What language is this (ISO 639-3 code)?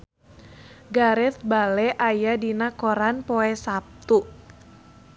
sun